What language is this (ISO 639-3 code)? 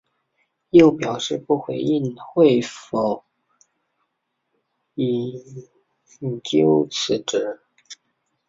zho